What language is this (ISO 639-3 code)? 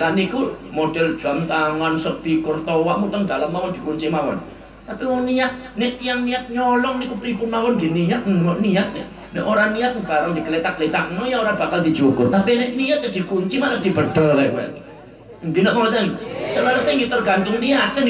ind